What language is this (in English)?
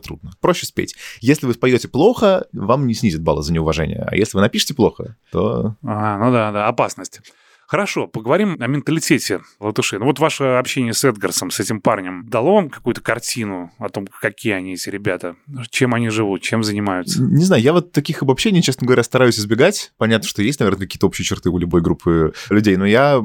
Russian